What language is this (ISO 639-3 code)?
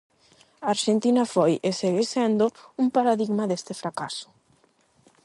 glg